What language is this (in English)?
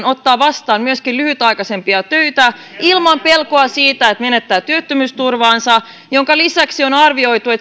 Finnish